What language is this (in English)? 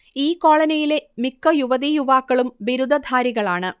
Malayalam